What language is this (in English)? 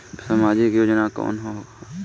Bhojpuri